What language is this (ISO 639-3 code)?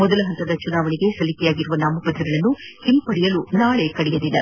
kan